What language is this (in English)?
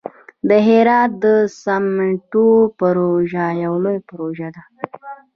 Pashto